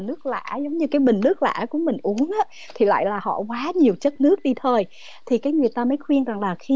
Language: Vietnamese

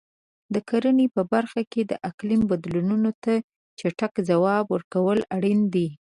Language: Pashto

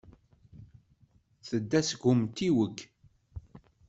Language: Kabyle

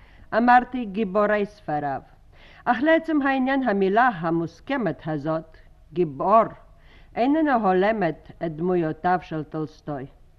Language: Hebrew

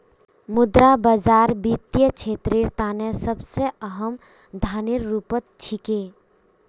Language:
Magahi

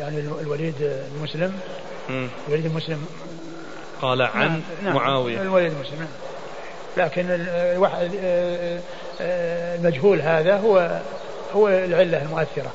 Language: Arabic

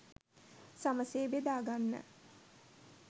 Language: Sinhala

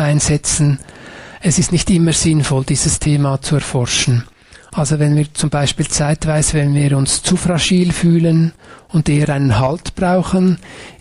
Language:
German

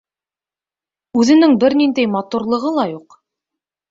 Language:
Bashkir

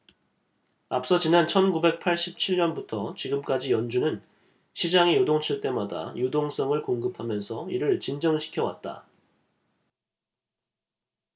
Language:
Korean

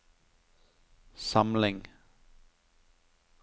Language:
Norwegian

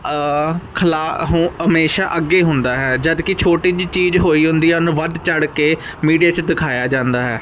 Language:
Punjabi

